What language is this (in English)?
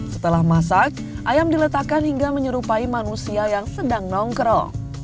Indonesian